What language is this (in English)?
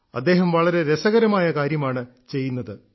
Malayalam